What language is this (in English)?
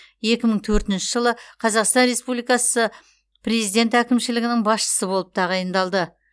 Kazakh